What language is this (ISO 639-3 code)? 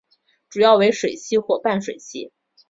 zho